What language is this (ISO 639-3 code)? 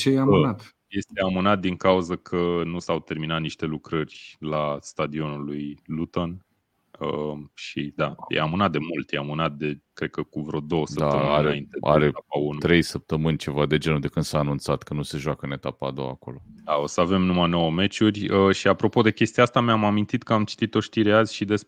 ron